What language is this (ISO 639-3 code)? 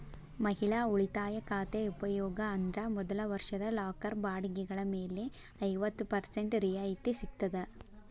kan